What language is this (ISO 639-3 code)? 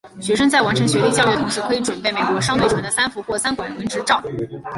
zho